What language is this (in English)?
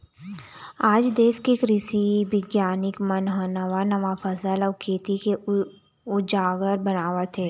Chhattisgarhi